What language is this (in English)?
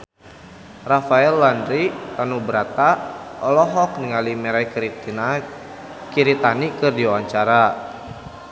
Sundanese